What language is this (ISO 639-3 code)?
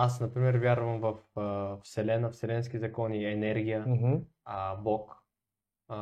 bul